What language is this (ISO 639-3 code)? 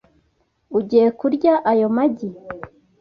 kin